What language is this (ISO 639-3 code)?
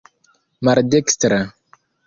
epo